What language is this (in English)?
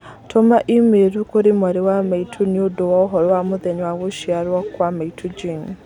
Kikuyu